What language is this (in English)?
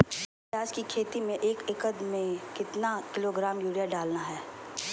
Magahi